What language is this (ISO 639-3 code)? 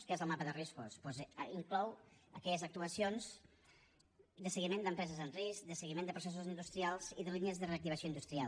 cat